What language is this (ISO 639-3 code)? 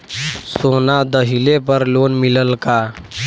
bho